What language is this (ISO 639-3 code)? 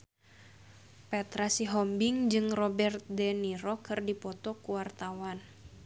sun